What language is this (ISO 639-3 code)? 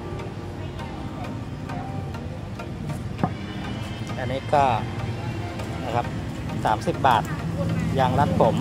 tha